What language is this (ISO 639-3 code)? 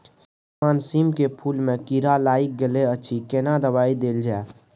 mai